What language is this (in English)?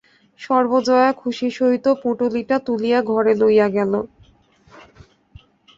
Bangla